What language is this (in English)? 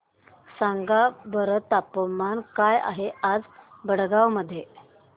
Marathi